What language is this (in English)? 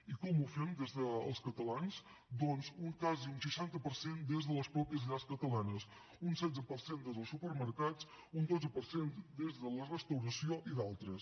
Catalan